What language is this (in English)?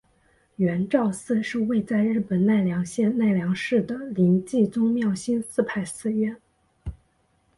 Chinese